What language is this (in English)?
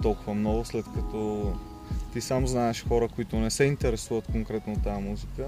Bulgarian